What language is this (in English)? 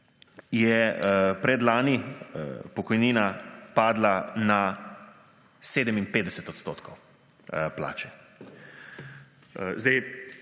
Slovenian